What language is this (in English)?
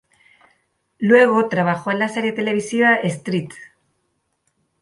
Spanish